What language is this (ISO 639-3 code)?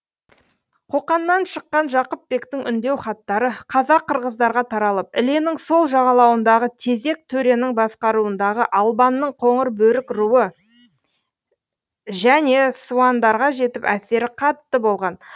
kaz